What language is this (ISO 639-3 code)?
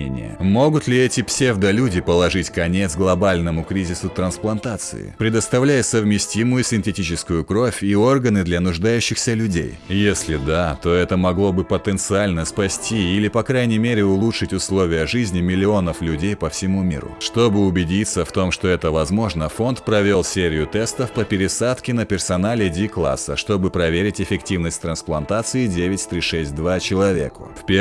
rus